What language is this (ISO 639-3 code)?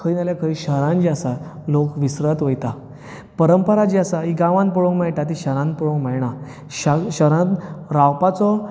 kok